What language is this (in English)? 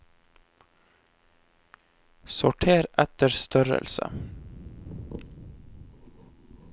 Norwegian